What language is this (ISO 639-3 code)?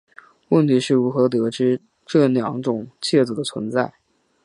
zho